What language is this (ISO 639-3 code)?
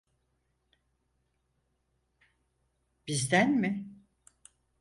tur